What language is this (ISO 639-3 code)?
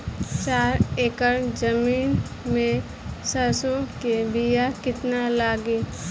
bho